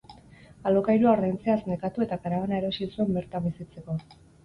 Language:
Basque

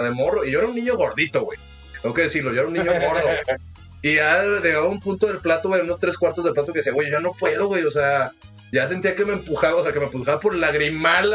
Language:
Spanish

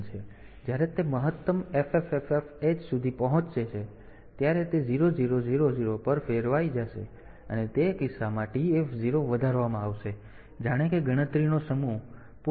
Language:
Gujarati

